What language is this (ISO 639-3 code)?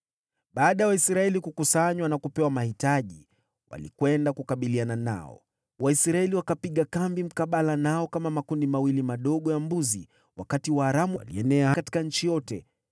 swa